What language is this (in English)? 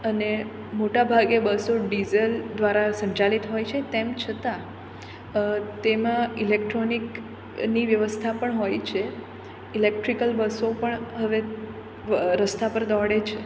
Gujarati